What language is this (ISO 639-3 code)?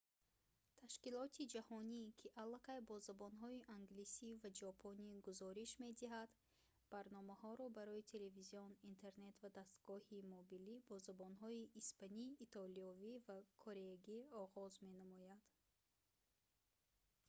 tgk